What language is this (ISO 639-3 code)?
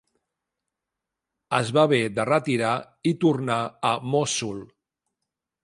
cat